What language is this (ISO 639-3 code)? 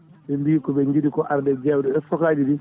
ful